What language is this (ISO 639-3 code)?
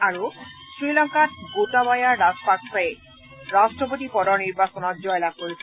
asm